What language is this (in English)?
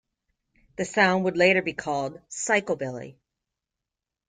English